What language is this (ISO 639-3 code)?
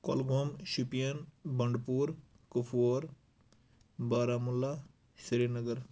kas